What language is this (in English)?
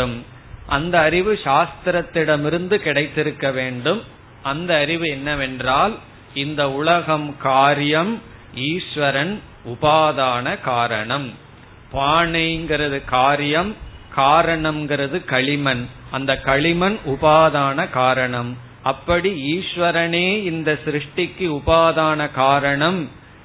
Tamil